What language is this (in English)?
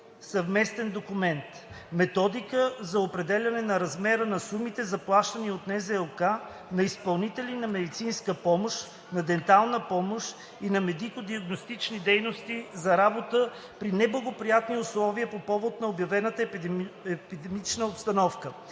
Bulgarian